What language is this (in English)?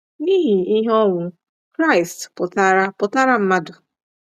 Igbo